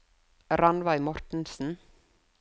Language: Norwegian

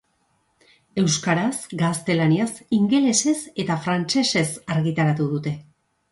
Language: Basque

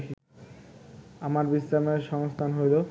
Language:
Bangla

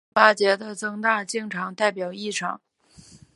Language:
Chinese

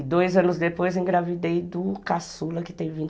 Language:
Portuguese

